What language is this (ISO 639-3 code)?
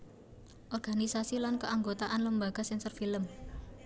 jav